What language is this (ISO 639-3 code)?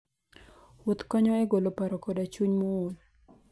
luo